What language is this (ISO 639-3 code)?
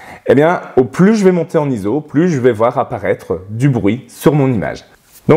fra